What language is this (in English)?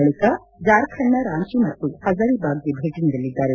Kannada